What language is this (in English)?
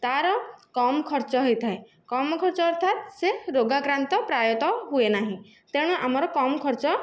Odia